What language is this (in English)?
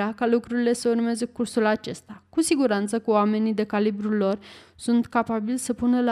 Romanian